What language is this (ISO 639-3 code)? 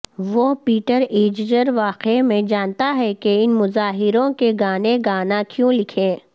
urd